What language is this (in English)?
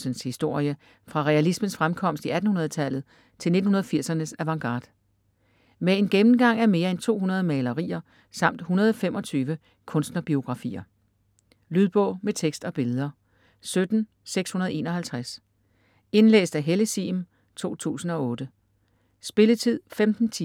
Danish